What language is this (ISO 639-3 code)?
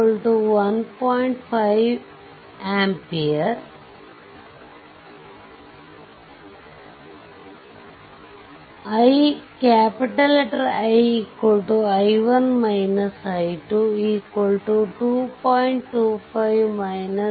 kan